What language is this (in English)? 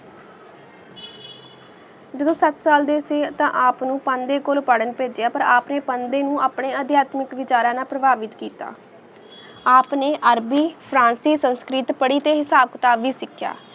Punjabi